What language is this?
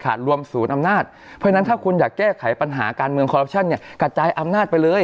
Thai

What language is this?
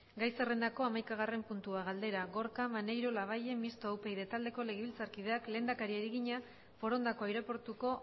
Basque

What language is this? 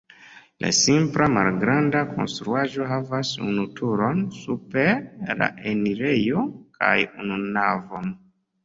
Esperanto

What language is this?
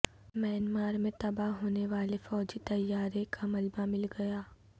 Urdu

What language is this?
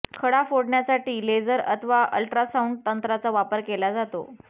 Marathi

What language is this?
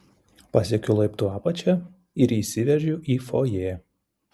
Lithuanian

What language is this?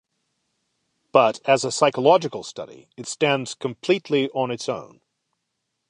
English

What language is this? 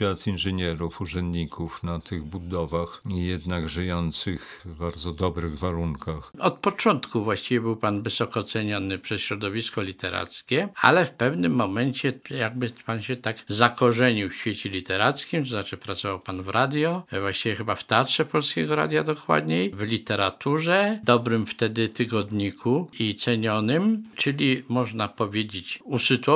Polish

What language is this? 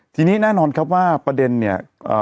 Thai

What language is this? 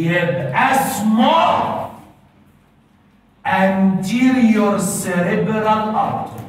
Arabic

